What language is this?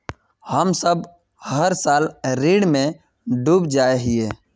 Magahi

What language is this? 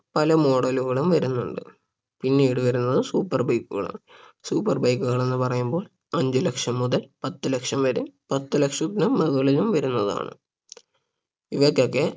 Malayalam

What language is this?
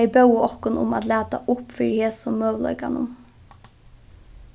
Faroese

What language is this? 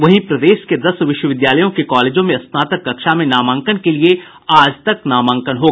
Hindi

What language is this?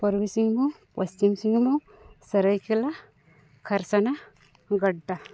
Santali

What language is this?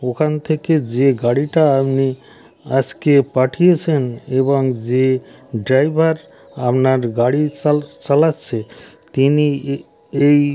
Bangla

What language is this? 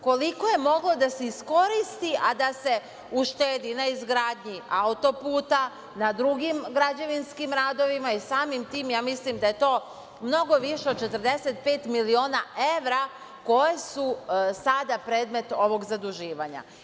Serbian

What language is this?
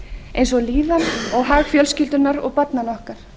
Icelandic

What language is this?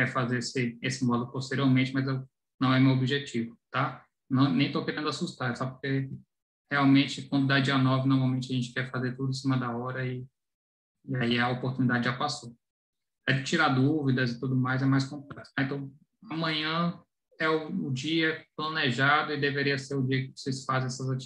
Portuguese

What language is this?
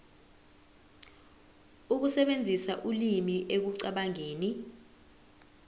Zulu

